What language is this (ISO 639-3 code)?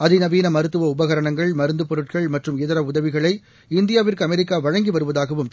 tam